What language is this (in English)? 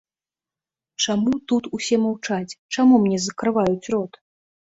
Belarusian